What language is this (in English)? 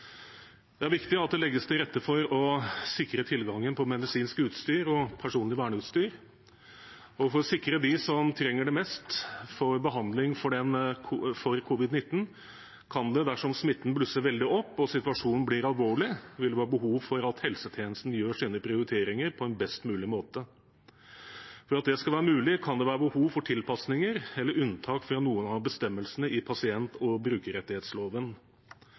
Norwegian Bokmål